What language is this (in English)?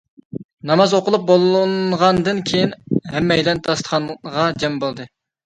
Uyghur